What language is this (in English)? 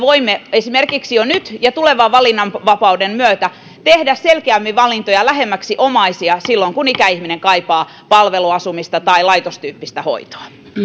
Finnish